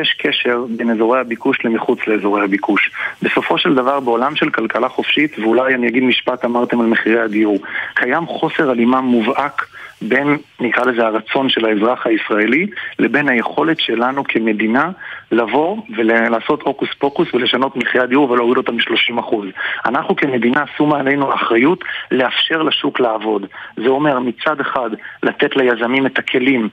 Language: Hebrew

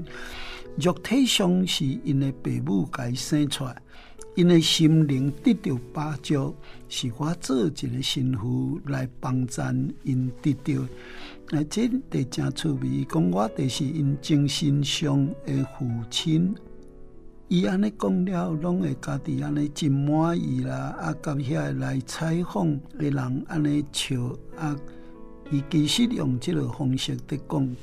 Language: Chinese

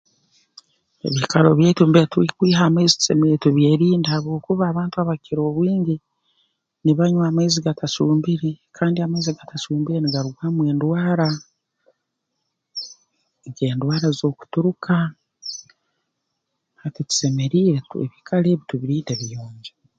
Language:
Tooro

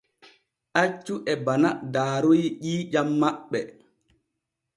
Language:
Borgu Fulfulde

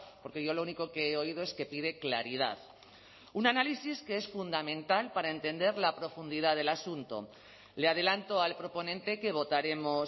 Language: Spanish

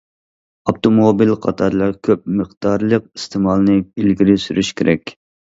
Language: Uyghur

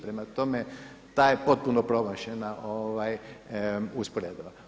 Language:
Croatian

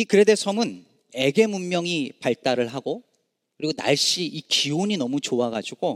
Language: Korean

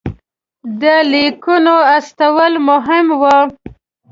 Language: Pashto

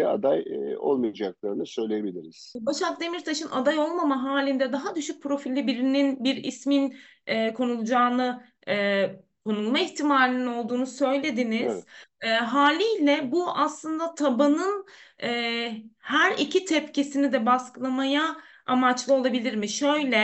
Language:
Turkish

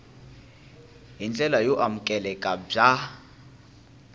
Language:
Tsonga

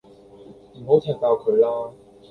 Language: Cantonese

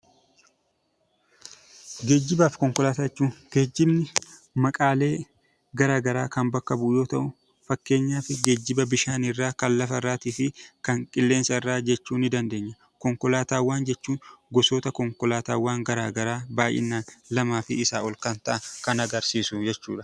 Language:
Oromo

